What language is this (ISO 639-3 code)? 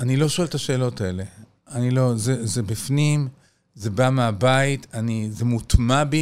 heb